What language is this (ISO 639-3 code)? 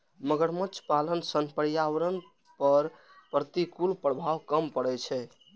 mai